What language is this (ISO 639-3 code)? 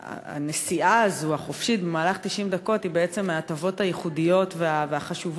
heb